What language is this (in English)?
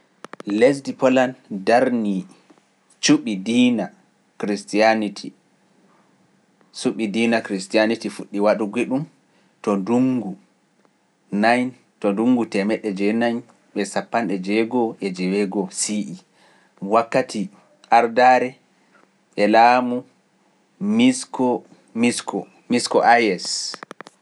Pular